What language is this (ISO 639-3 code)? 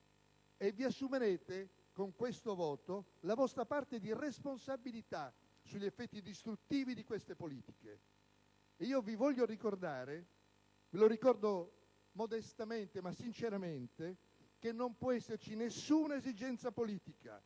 ita